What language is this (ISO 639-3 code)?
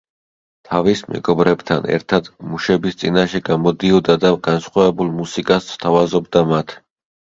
kat